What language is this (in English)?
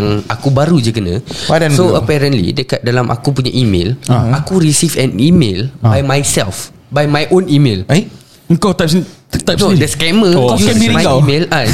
Malay